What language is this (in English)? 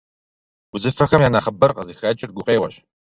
Kabardian